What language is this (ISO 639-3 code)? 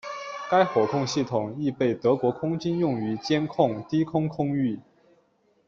zho